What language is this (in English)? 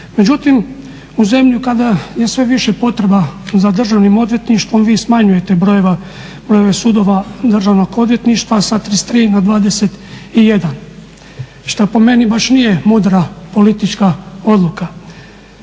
Croatian